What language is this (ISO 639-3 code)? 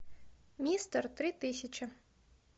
rus